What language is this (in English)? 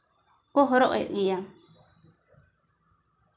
Santali